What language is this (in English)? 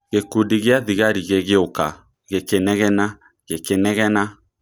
Kikuyu